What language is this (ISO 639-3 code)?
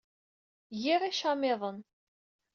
kab